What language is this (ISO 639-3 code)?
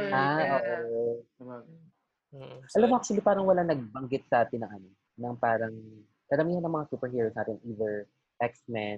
fil